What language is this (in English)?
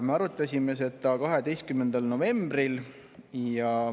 Estonian